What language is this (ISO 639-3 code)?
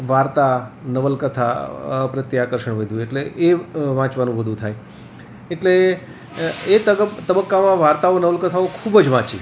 guj